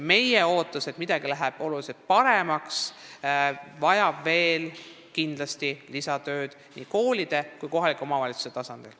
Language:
Estonian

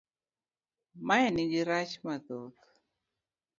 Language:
Luo (Kenya and Tanzania)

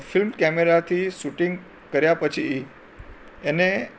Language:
Gujarati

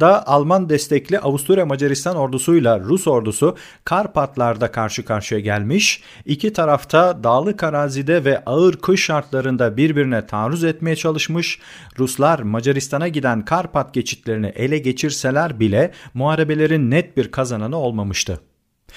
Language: Turkish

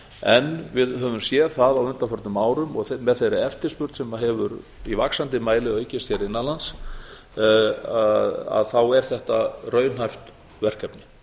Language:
Icelandic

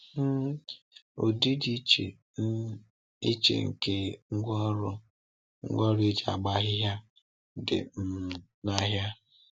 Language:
Igbo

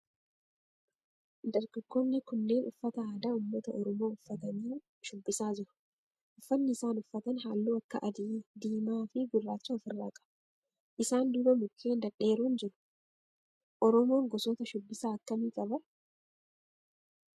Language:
Oromo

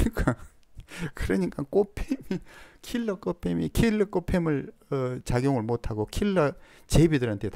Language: Korean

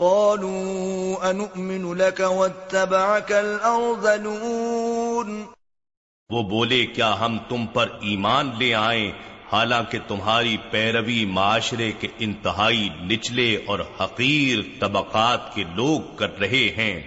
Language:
Urdu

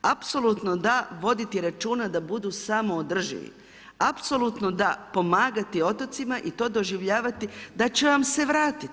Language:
Croatian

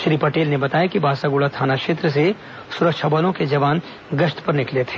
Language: Hindi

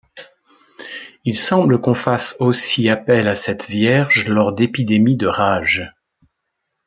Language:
French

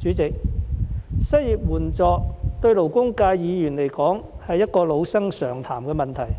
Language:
Cantonese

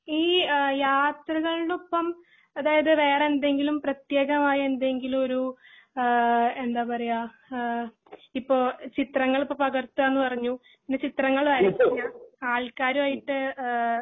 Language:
Malayalam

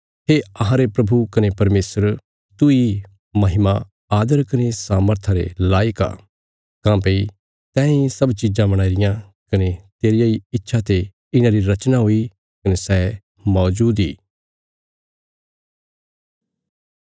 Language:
Bilaspuri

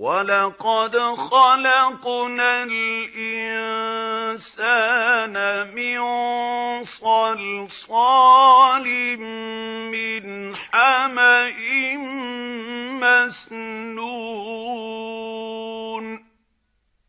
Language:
Arabic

